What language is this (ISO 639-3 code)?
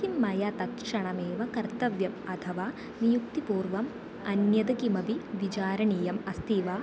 san